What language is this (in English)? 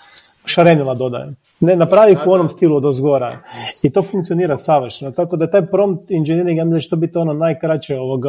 Croatian